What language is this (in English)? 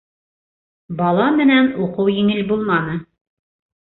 Bashkir